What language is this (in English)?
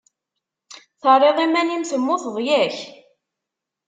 Kabyle